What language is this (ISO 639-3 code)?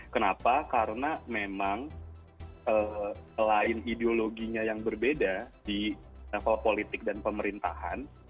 ind